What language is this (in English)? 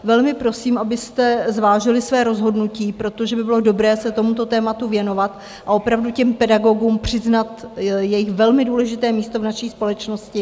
Czech